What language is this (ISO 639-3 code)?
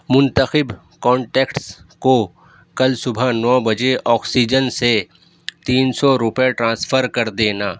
urd